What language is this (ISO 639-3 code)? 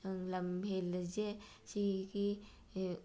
mni